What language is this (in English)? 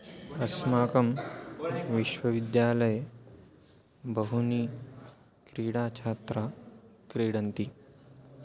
Sanskrit